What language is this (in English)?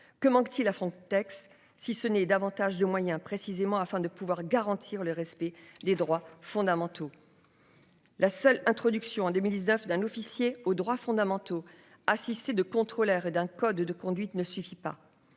French